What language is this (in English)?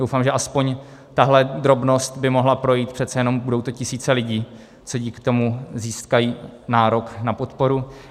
Czech